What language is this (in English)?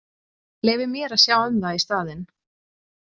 Icelandic